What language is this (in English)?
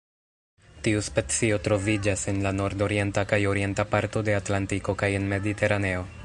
Esperanto